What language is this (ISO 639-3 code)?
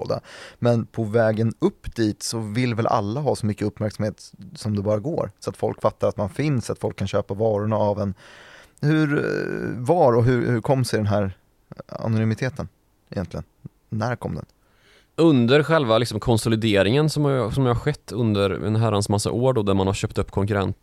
swe